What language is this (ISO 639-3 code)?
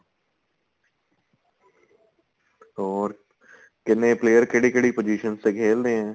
pan